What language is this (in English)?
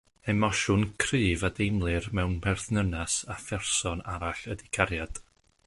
Welsh